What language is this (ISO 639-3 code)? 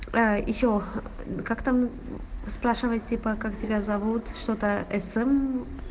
rus